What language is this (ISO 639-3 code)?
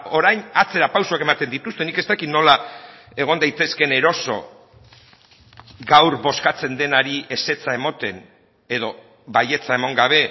eus